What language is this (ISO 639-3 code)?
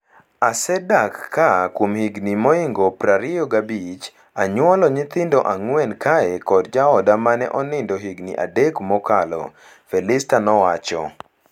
luo